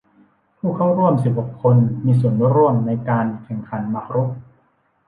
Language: Thai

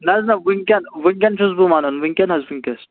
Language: Kashmiri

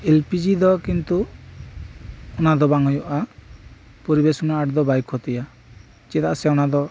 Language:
Santali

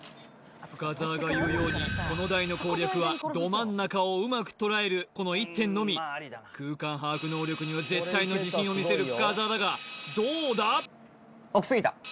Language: Japanese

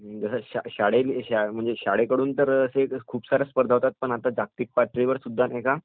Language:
Marathi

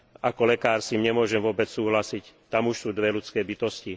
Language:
Slovak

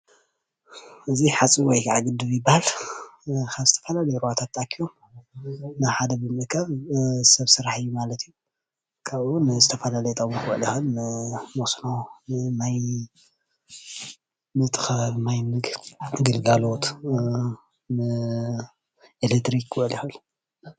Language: Tigrinya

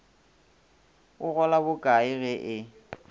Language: Northern Sotho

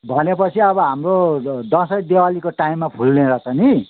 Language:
Nepali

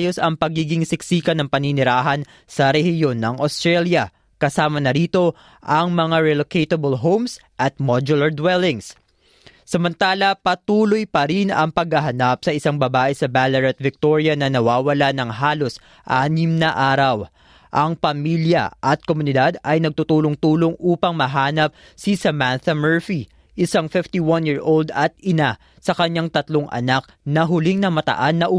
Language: Filipino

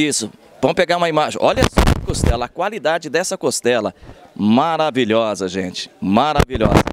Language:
Portuguese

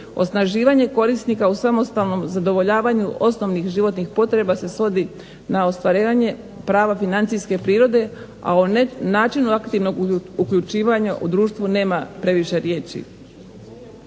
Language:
Croatian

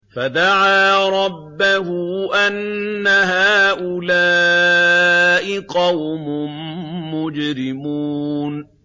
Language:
Arabic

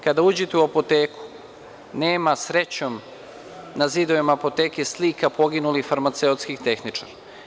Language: Serbian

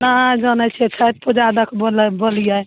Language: Maithili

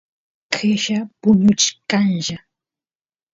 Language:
Santiago del Estero Quichua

